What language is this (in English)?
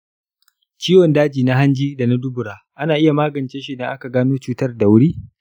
Hausa